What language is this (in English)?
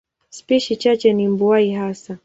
Swahili